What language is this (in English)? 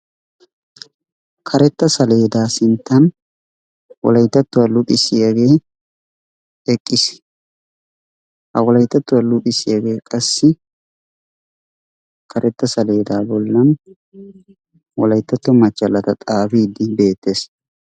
Wolaytta